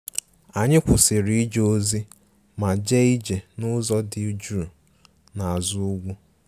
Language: Igbo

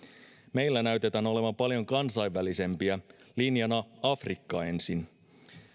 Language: Finnish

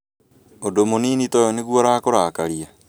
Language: Kikuyu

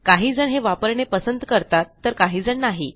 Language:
Marathi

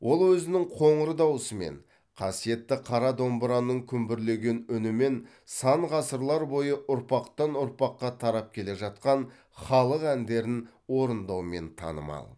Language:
Kazakh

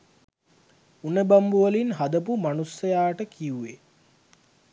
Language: Sinhala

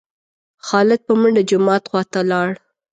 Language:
Pashto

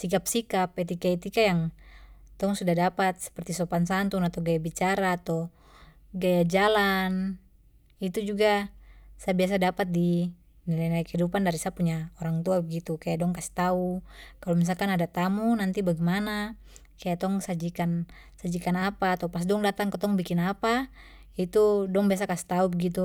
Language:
Papuan Malay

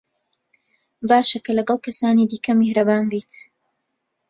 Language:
Central Kurdish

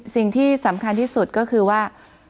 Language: Thai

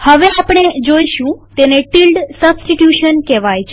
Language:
Gujarati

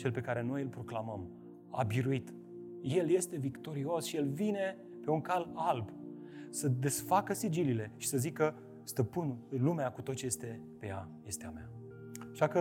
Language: Romanian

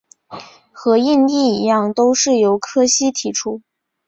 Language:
Chinese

